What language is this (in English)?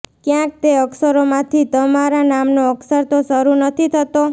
Gujarati